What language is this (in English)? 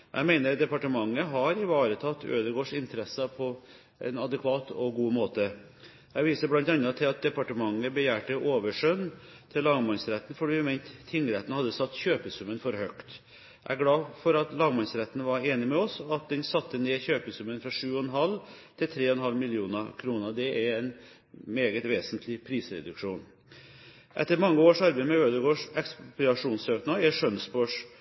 Norwegian Bokmål